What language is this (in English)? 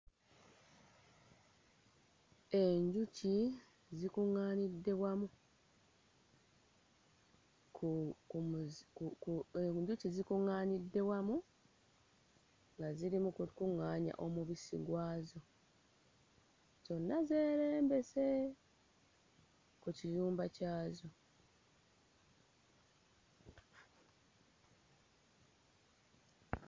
Ganda